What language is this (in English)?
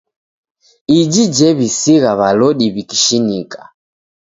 Taita